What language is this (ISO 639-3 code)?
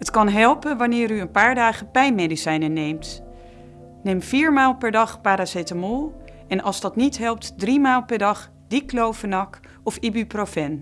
nld